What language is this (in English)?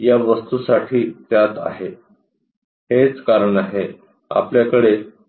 Marathi